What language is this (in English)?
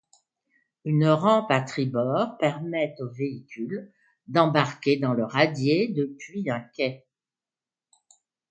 French